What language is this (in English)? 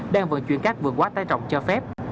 Vietnamese